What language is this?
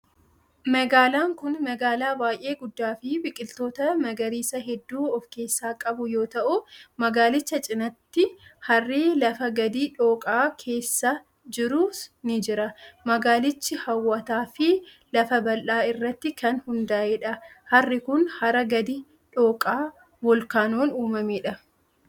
Oromo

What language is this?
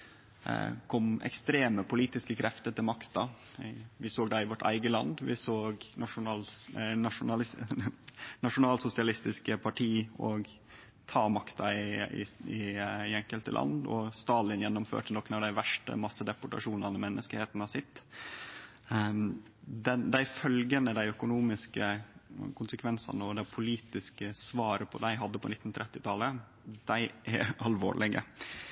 Norwegian Nynorsk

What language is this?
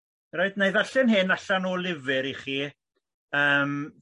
Welsh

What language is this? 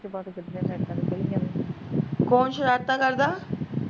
Punjabi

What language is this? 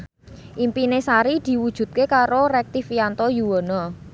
Javanese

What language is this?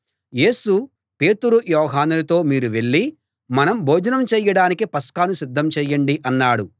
Telugu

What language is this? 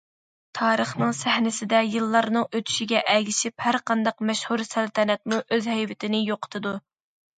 Uyghur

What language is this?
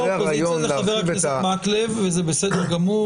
Hebrew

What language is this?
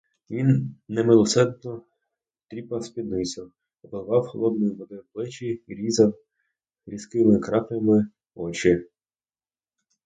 Ukrainian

